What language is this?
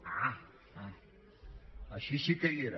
Catalan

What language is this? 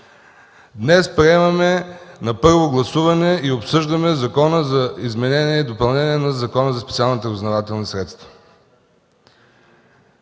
Bulgarian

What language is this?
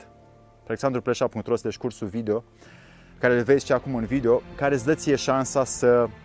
Romanian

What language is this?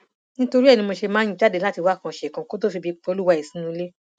Yoruba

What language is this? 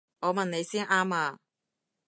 Cantonese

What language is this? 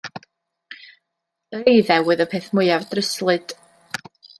Welsh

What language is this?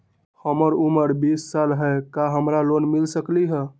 Magahi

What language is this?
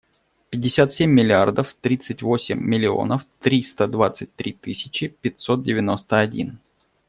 Russian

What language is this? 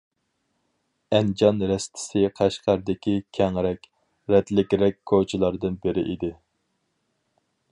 Uyghur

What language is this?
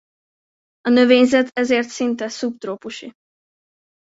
Hungarian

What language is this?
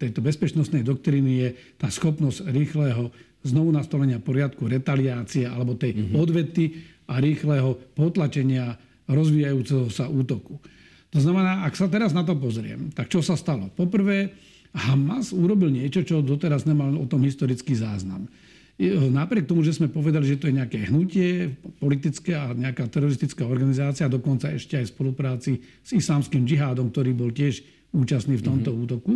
Slovak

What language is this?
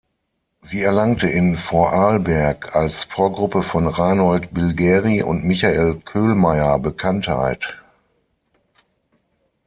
German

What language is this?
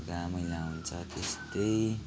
Nepali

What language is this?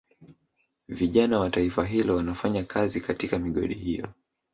Swahili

